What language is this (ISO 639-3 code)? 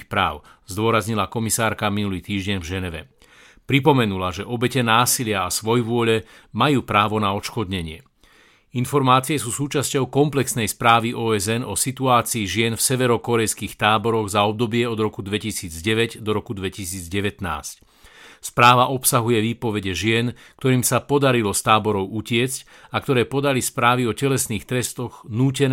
slk